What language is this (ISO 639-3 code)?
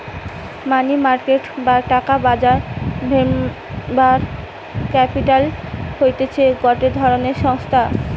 ben